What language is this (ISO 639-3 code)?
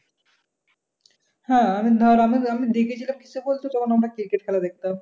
ben